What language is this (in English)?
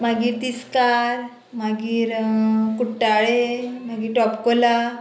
Konkani